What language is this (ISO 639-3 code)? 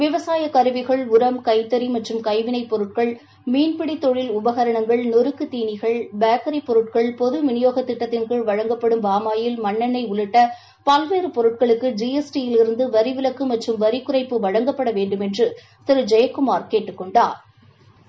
tam